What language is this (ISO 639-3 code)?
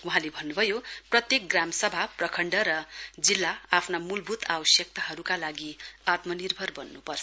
nep